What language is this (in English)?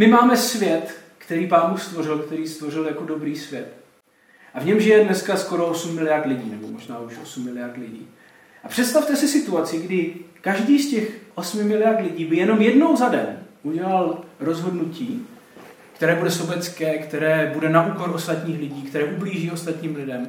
Czech